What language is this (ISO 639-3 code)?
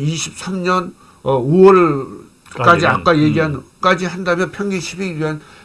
kor